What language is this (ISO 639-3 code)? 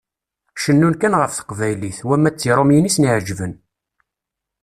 kab